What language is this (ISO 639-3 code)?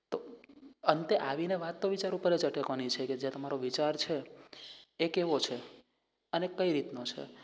guj